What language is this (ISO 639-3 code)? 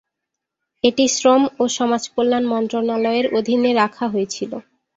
ben